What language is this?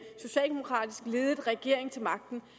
Danish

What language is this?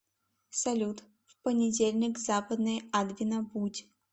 Russian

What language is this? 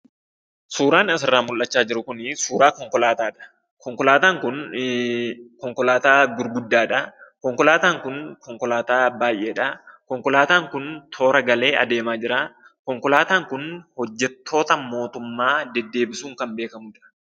Oromo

